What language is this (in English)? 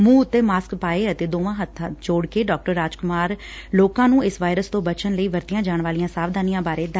Punjabi